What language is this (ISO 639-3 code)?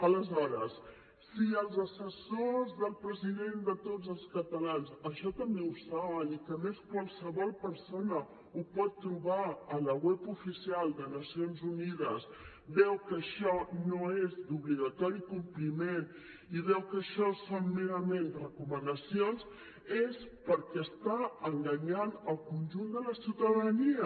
cat